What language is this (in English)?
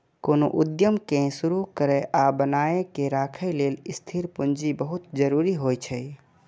Maithili